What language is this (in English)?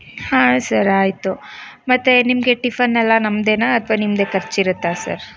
Kannada